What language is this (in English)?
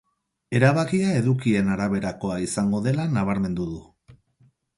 Basque